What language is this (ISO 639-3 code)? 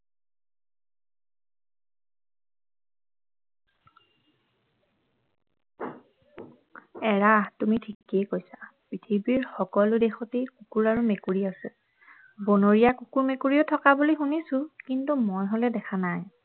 asm